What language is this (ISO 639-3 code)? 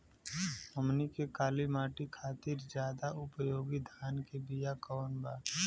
bho